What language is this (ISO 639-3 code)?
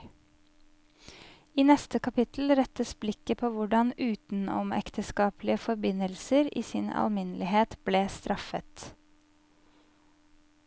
nor